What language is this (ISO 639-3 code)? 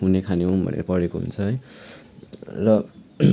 nep